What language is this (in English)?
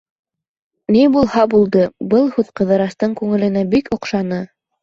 Bashkir